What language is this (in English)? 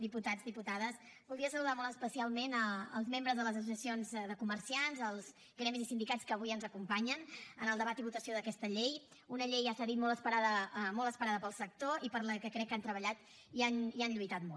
Catalan